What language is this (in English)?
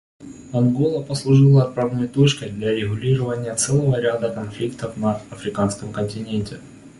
Russian